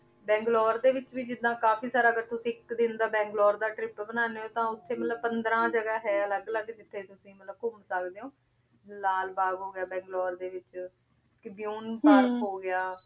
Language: Punjabi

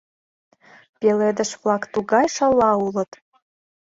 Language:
Mari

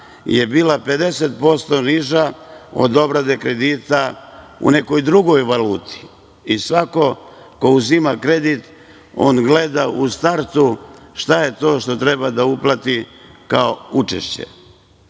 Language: Serbian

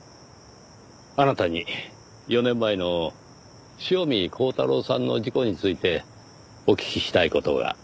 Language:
Japanese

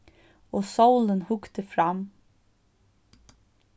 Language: Faroese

